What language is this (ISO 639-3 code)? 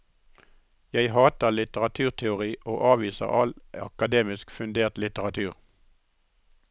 nor